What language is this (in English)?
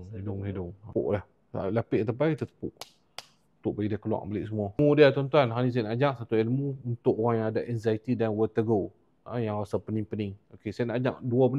Malay